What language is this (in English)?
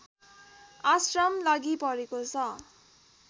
Nepali